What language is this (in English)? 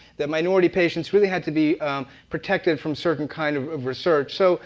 English